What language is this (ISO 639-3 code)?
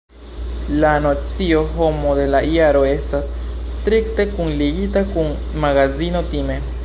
epo